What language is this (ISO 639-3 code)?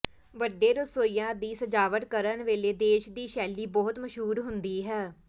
pan